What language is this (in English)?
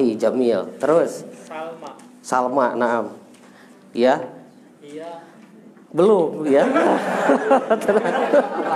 Indonesian